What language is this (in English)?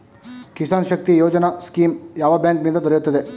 Kannada